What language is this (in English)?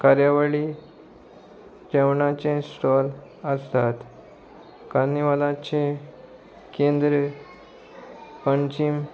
Konkani